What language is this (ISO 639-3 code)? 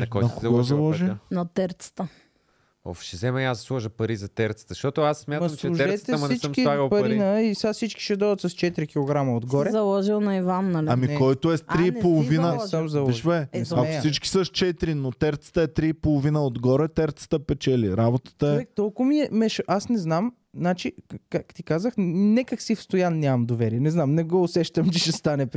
bul